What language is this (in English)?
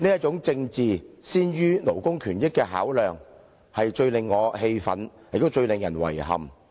Cantonese